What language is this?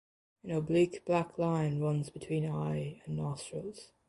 English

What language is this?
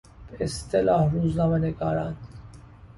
Persian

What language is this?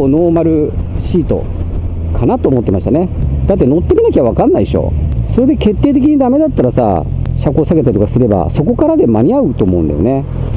Japanese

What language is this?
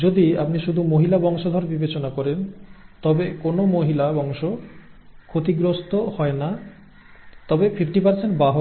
Bangla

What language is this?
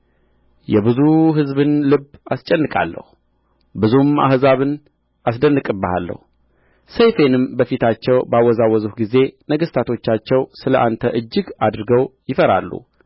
Amharic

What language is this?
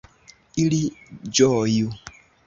Esperanto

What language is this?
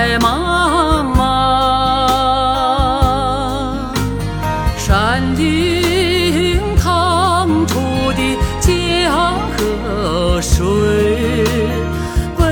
Chinese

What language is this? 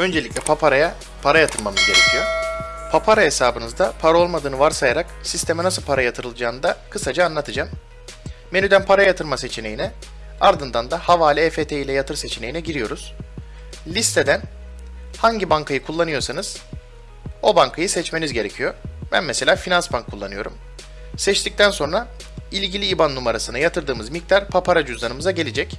Turkish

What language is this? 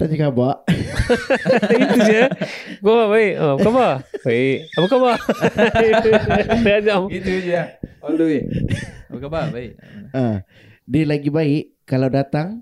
Malay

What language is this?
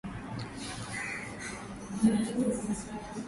Swahili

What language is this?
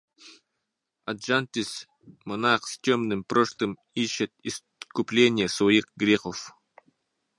Russian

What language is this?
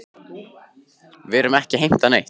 Icelandic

